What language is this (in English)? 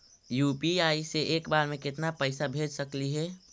Magahi